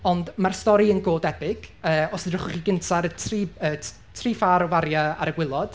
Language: Welsh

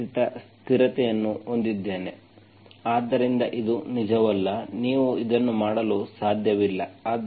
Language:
Kannada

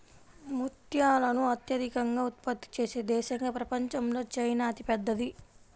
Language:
Telugu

